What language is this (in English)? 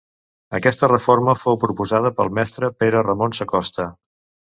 Catalan